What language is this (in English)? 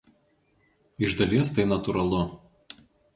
Lithuanian